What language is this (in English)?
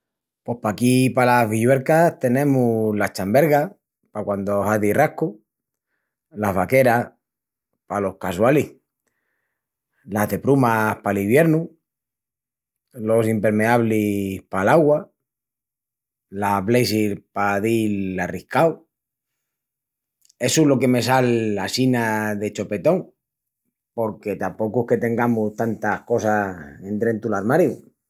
Extremaduran